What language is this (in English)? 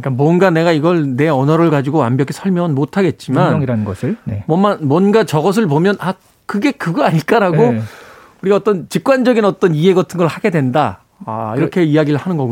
Korean